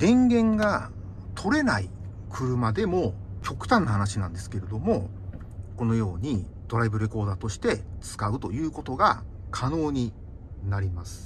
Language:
Japanese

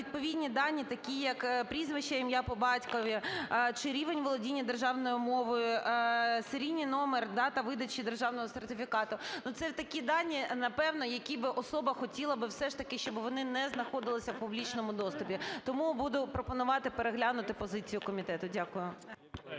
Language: Ukrainian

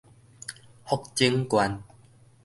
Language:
Min Nan Chinese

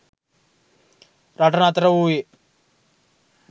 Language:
Sinhala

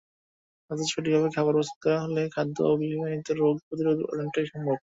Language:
Bangla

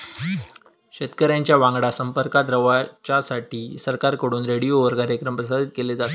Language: Marathi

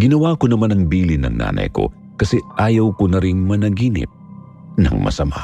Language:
Filipino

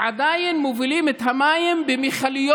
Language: Hebrew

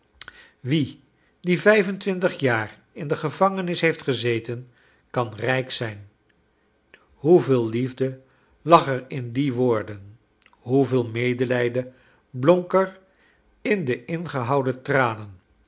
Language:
Dutch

